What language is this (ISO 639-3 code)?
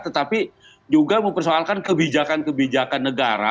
ind